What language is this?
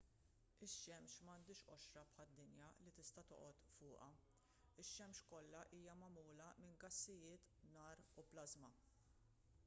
Maltese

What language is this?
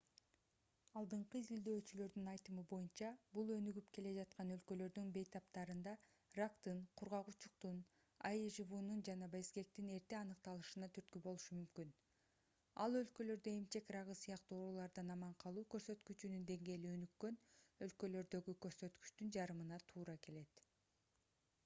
Kyrgyz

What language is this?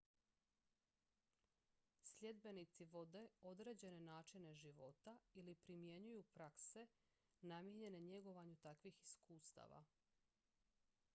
Croatian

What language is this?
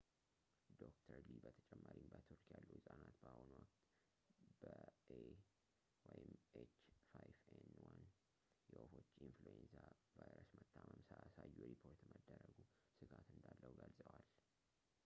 Amharic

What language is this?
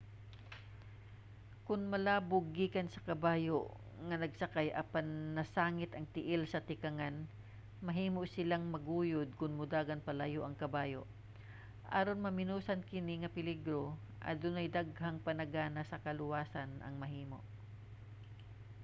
Cebuano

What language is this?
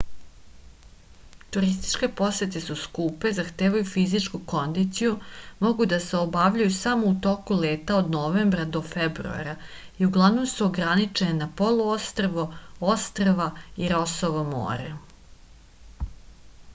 Serbian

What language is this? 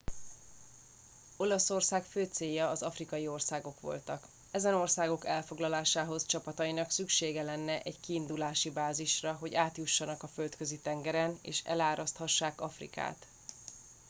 Hungarian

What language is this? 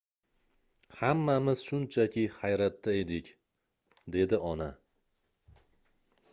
Uzbek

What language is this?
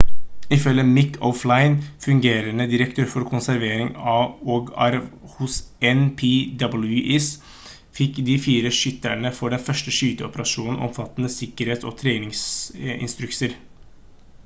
Norwegian Bokmål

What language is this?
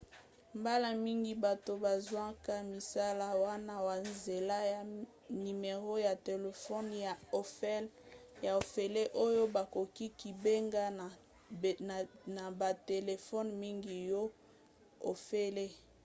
Lingala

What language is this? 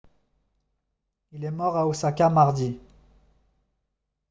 French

